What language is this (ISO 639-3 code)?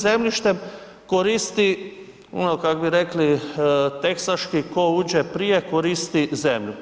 hrv